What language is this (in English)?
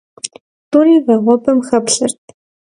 Kabardian